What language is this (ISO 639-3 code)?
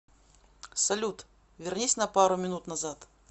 rus